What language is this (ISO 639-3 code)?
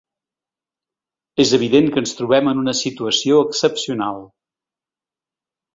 cat